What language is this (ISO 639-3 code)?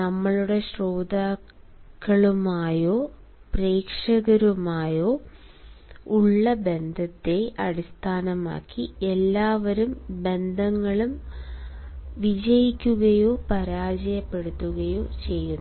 mal